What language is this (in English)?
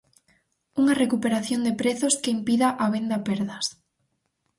Galician